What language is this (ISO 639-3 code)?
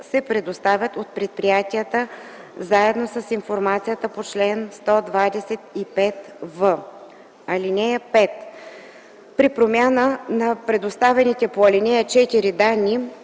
bul